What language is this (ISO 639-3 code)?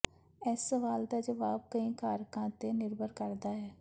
pan